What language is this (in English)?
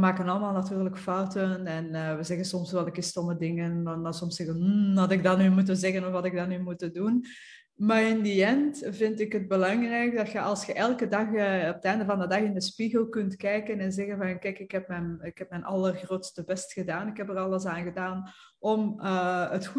Dutch